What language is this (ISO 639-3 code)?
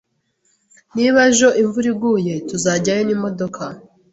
kin